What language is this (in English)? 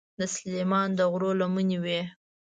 Pashto